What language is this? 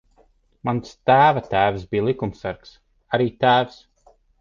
Latvian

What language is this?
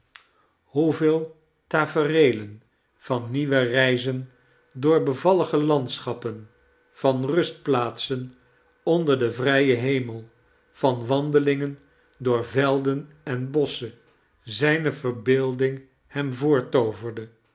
Dutch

